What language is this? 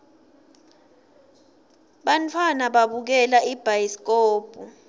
Swati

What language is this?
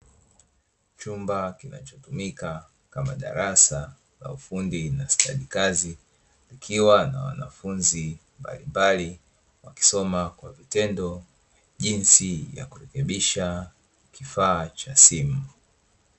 Swahili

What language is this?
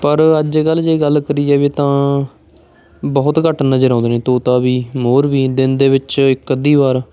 Punjabi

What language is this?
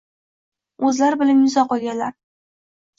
Uzbek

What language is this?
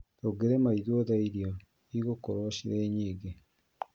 Kikuyu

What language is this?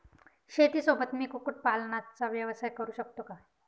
Marathi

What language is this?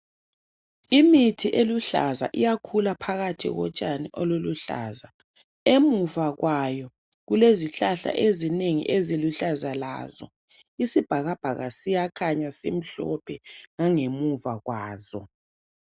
North Ndebele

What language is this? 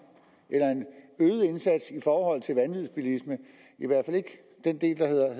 Danish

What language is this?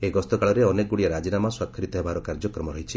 Odia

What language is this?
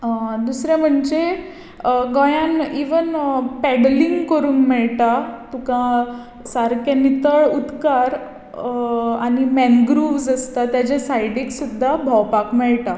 Konkani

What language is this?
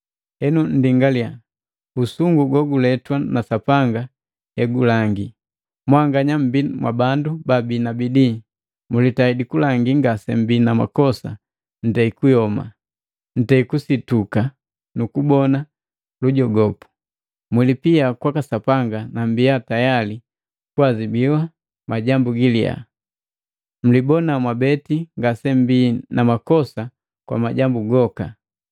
Matengo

